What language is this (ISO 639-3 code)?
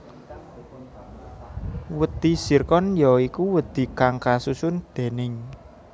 jav